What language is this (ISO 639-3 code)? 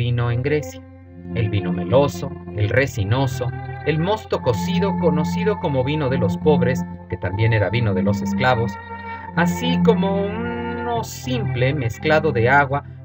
spa